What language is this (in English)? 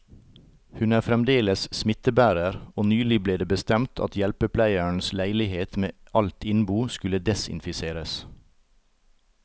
Norwegian